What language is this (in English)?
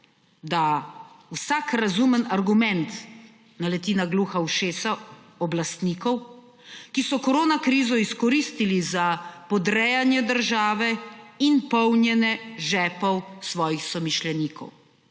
Slovenian